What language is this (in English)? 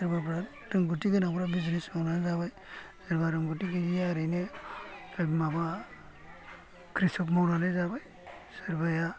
Bodo